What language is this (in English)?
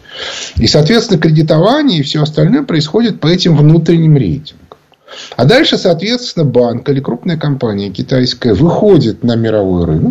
Russian